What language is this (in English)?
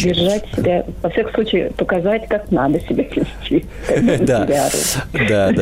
Russian